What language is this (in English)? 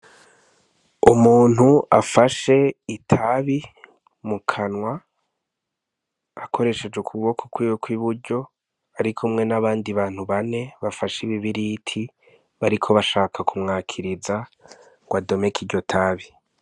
Rundi